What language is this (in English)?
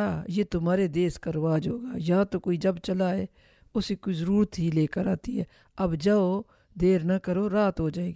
Urdu